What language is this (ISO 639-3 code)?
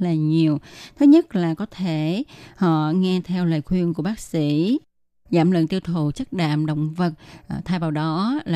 vie